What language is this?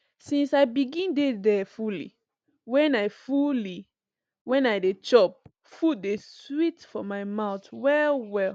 Nigerian Pidgin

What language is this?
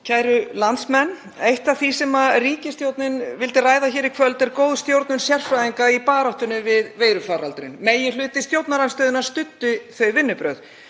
Icelandic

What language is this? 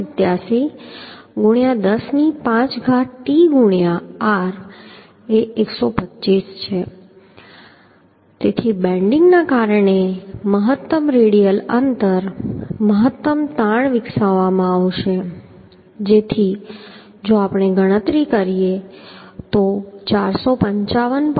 Gujarati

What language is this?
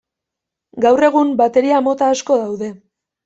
Basque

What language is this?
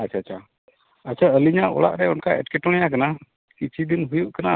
Santali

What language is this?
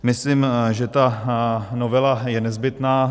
Czech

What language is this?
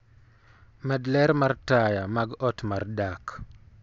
Luo (Kenya and Tanzania)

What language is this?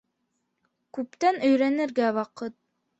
Bashkir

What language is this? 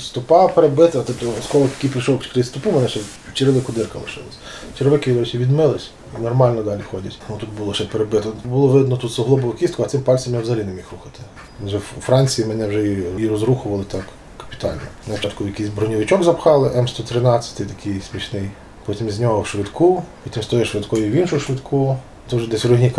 Ukrainian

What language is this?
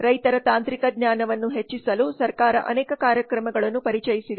Kannada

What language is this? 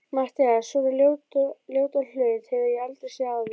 Icelandic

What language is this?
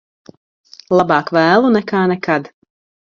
Latvian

